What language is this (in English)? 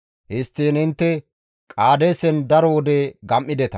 Gamo